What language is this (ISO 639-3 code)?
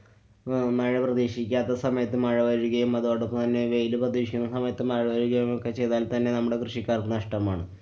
mal